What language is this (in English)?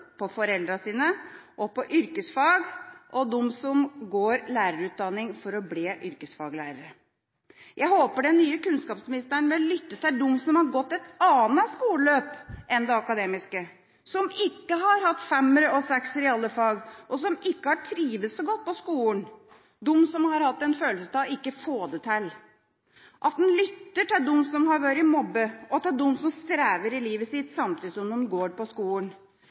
Norwegian Bokmål